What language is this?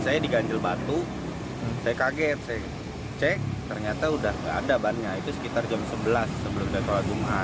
Indonesian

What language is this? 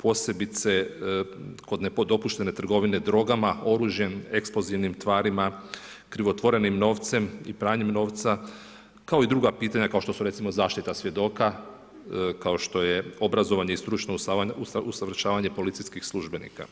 Croatian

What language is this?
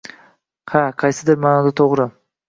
Uzbek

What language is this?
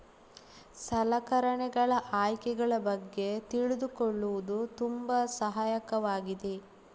Kannada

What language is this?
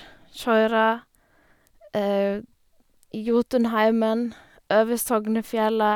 Norwegian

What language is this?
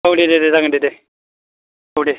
Bodo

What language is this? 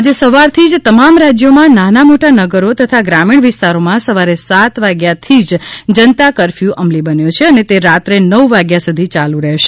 Gujarati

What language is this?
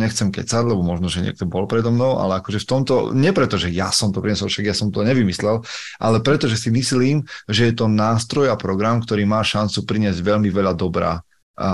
Slovak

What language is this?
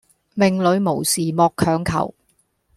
Cantonese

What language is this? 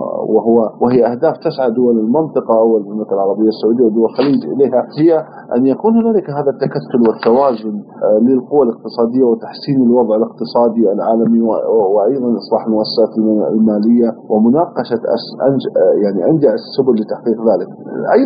Arabic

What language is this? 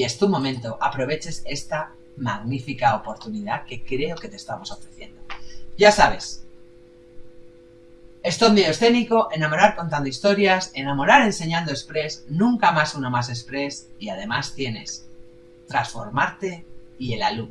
Spanish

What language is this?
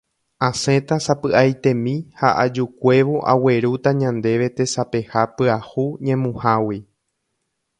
Guarani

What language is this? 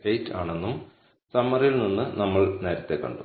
Malayalam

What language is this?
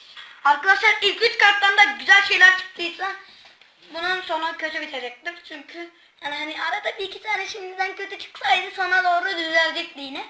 Turkish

